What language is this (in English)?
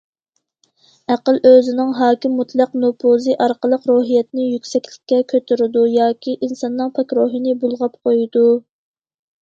Uyghur